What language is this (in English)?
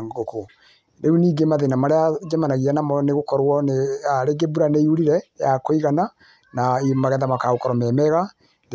Kikuyu